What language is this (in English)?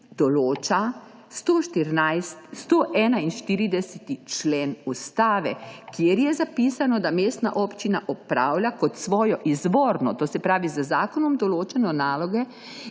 Slovenian